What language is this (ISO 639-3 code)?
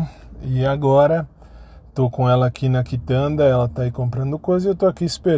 por